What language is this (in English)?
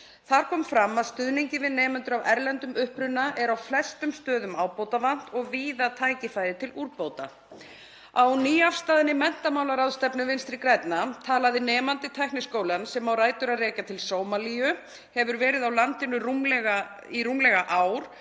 Icelandic